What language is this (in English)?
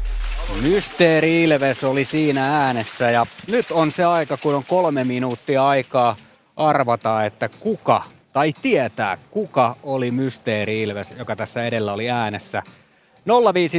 Finnish